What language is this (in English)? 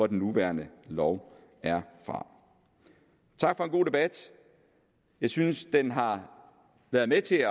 Danish